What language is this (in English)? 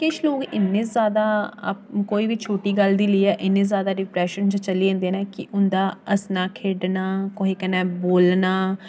Dogri